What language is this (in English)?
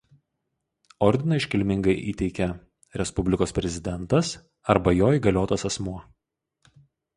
Lithuanian